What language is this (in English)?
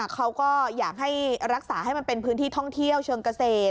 Thai